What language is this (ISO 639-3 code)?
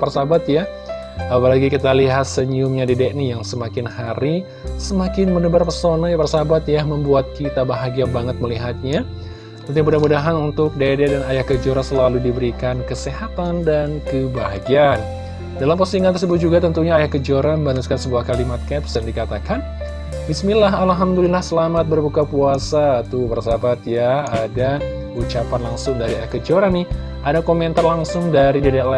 ind